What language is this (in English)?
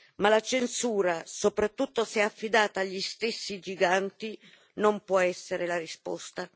Italian